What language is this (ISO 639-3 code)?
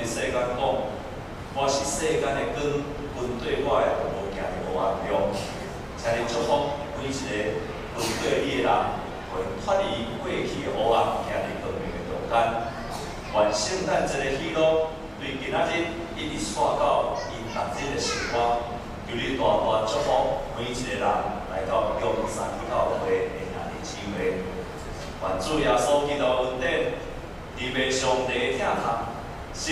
zho